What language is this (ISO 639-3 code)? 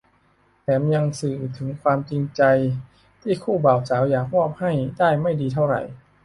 tha